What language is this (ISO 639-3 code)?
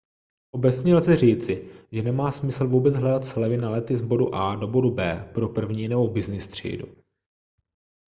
ces